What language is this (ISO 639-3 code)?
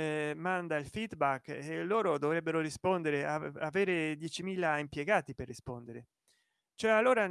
ita